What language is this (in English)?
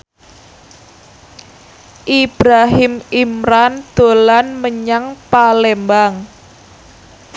Javanese